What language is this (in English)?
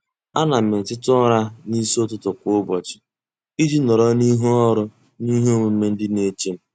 Igbo